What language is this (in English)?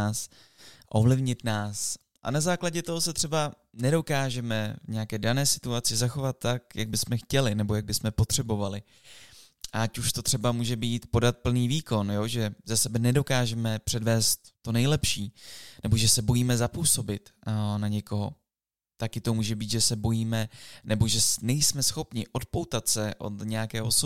Czech